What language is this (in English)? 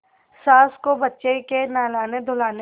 Hindi